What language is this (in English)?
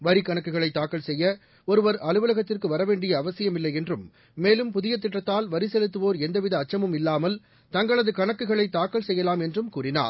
Tamil